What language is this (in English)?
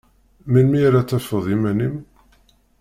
Kabyle